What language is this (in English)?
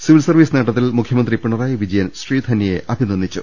Malayalam